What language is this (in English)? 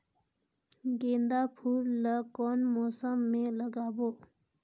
Chhattisgarhi